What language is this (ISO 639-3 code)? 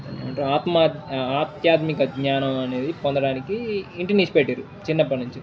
tel